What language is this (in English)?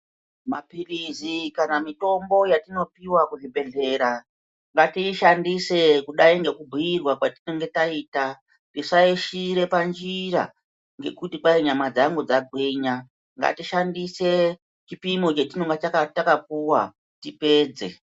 Ndau